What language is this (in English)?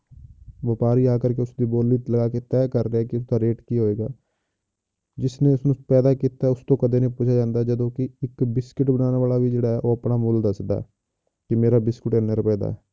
Punjabi